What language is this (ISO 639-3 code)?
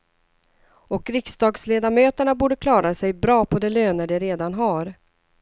swe